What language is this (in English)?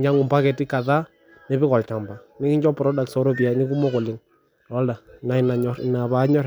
Masai